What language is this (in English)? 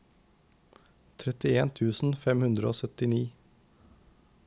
Norwegian